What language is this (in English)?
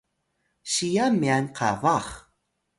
Atayal